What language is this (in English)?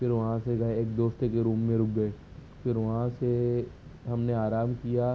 Urdu